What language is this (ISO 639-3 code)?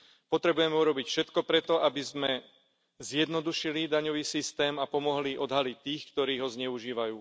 slk